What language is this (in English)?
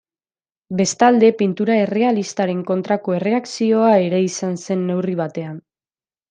Basque